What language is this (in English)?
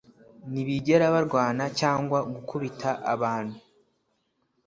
Kinyarwanda